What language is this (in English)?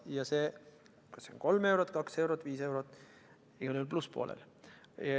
Estonian